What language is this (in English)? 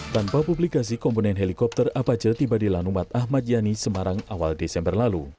Indonesian